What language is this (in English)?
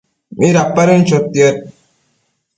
Matsés